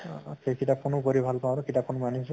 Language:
Assamese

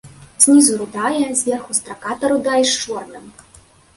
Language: Belarusian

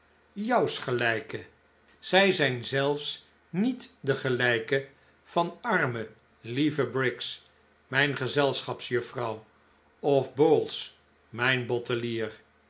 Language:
Dutch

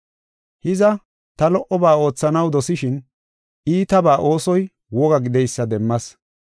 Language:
Gofa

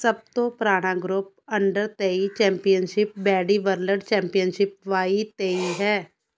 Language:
Punjabi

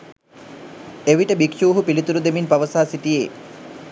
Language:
Sinhala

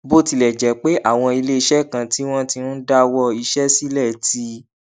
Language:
Yoruba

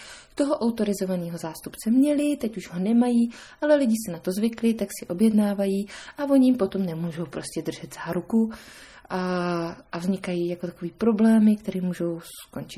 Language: Czech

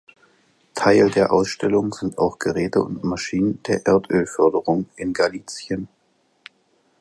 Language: German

